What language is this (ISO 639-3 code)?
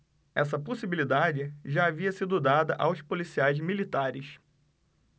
por